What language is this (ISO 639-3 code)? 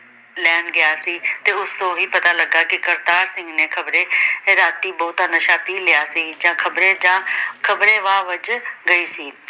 pan